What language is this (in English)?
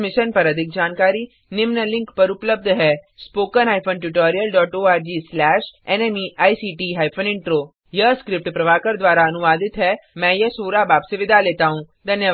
Hindi